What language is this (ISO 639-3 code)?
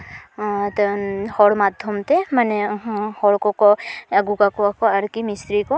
sat